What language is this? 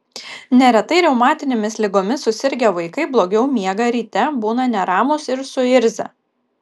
Lithuanian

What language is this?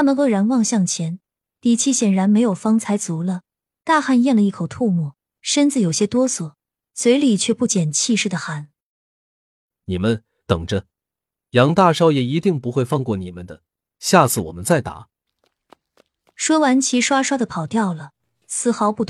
Chinese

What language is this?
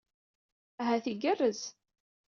Kabyle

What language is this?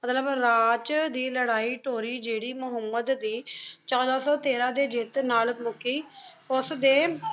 Punjabi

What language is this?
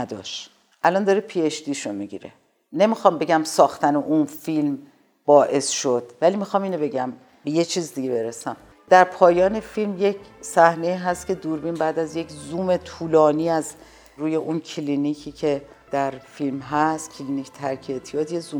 Persian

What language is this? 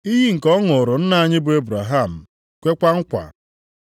Igbo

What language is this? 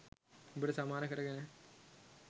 Sinhala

